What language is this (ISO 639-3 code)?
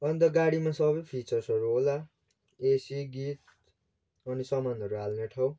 nep